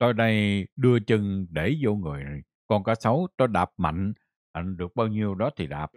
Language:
Vietnamese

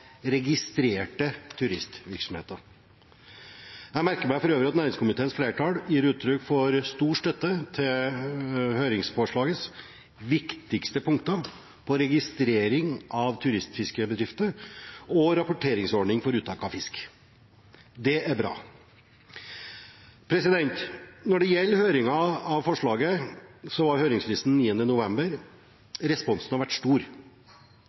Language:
Norwegian Bokmål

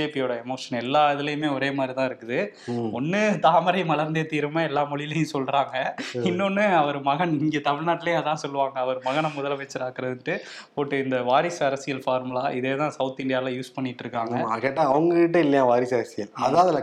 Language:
Tamil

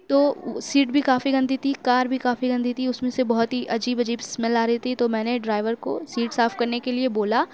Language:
Urdu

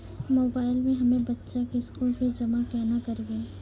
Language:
Maithili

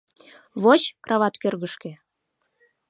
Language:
Mari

